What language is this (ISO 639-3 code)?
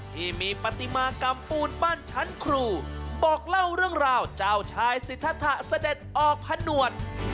tha